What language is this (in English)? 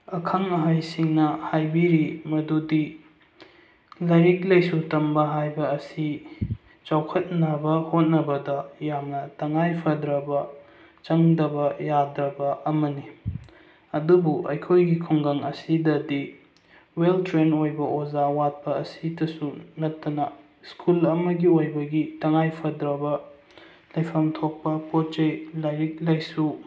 Manipuri